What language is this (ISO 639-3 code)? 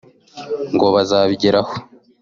kin